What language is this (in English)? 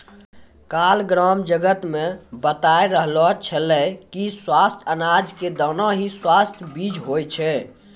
Maithili